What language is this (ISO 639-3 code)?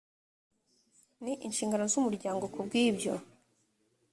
kin